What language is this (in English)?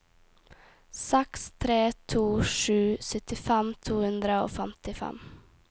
Norwegian